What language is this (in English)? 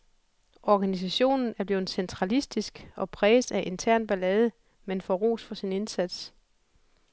Danish